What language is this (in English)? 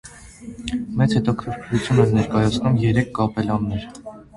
Armenian